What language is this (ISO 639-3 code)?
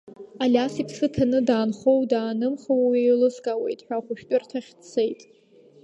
abk